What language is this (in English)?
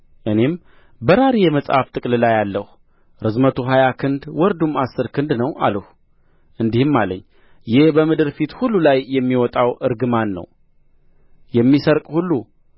Amharic